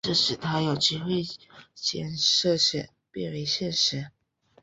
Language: Chinese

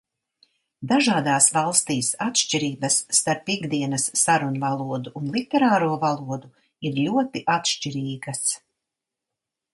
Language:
Latvian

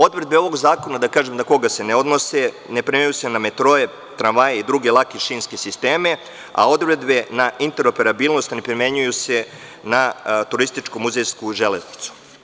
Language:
Serbian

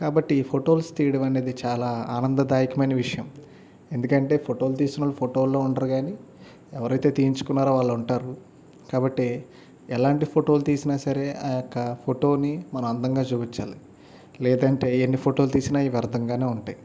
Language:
Telugu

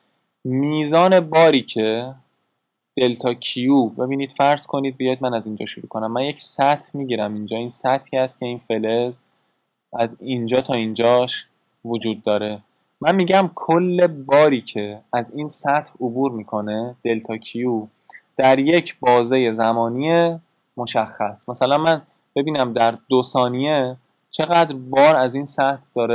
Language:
Persian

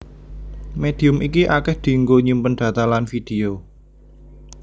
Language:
Javanese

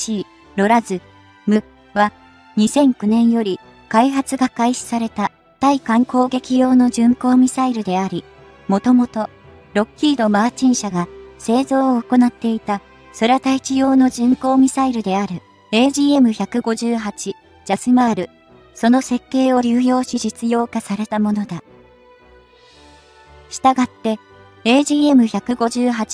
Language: Japanese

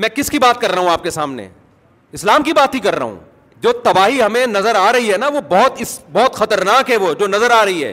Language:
Urdu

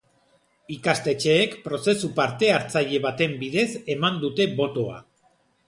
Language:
Basque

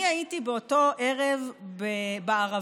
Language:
Hebrew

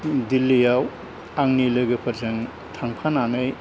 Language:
Bodo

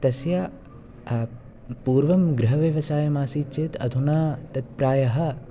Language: Sanskrit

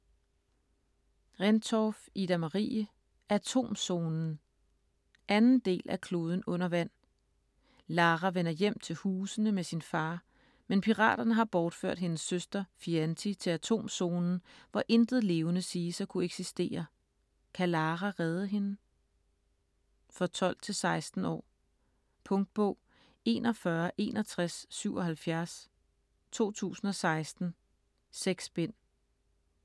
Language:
Danish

